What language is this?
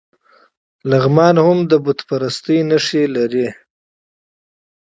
Pashto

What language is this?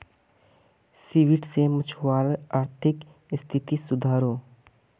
Magahi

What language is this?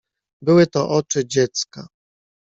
Polish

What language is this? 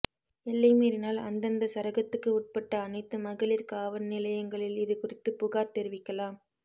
Tamil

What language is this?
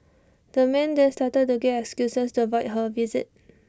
English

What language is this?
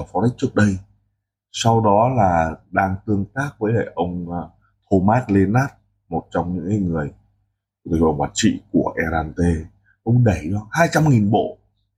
Vietnamese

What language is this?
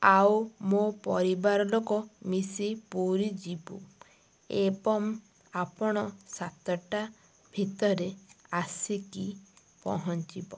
Odia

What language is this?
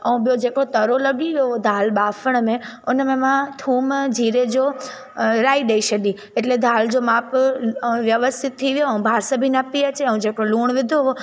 Sindhi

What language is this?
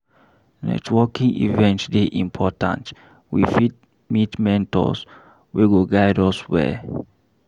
Nigerian Pidgin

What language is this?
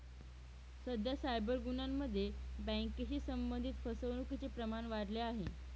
Marathi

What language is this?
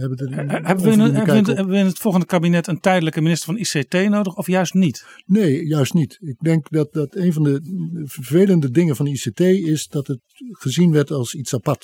Dutch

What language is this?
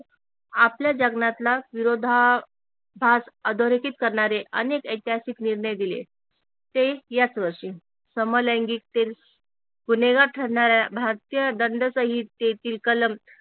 Marathi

